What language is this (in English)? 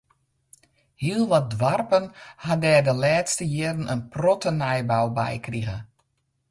Western Frisian